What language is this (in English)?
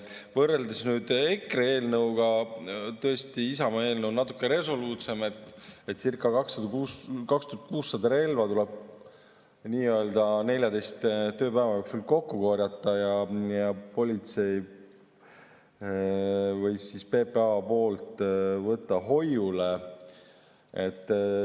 Estonian